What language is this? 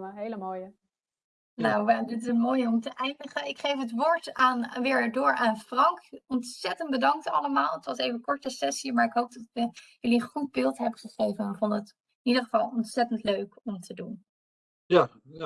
Dutch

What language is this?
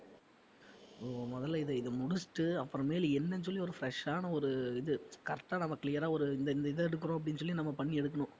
Tamil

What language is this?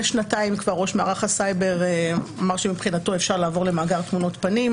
Hebrew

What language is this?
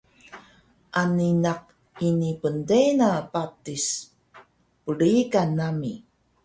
Taroko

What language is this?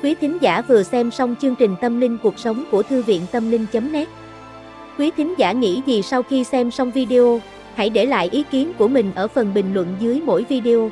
Vietnamese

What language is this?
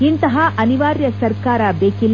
Kannada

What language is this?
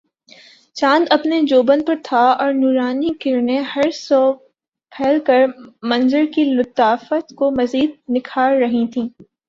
Urdu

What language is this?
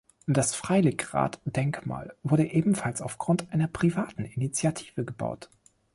German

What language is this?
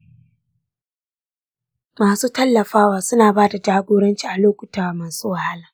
Hausa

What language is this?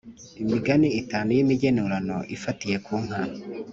Kinyarwanda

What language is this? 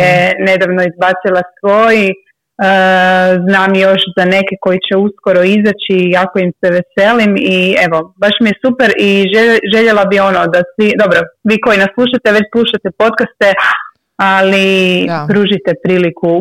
Croatian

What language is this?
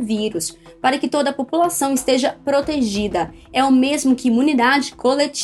Portuguese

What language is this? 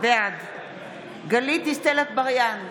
Hebrew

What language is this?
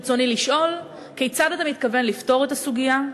Hebrew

